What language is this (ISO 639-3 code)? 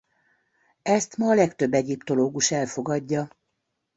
hun